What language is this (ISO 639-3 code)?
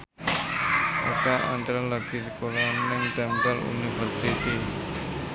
jav